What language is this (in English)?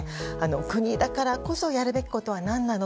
Japanese